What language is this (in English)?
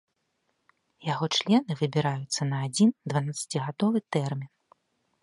Belarusian